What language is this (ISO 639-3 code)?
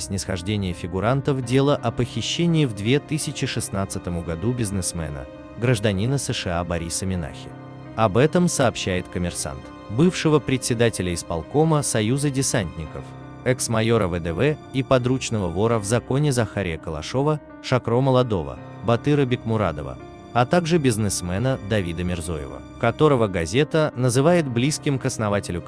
rus